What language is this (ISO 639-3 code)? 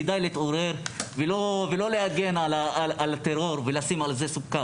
heb